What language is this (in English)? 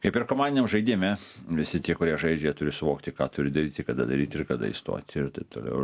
Lithuanian